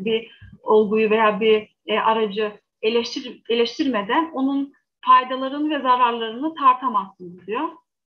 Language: Turkish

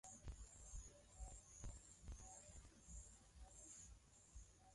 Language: Swahili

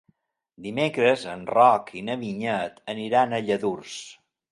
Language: Catalan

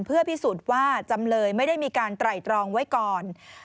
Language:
Thai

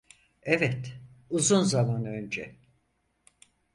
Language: Turkish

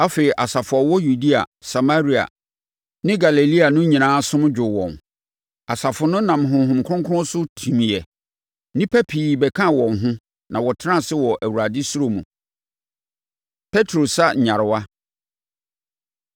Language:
Akan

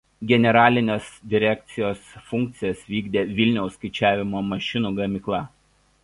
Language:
Lithuanian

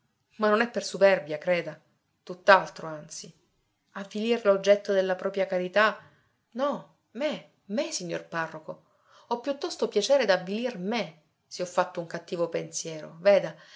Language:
Italian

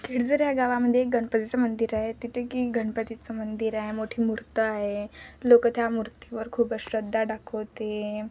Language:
Marathi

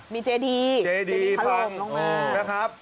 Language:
Thai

